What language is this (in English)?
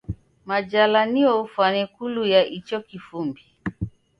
Taita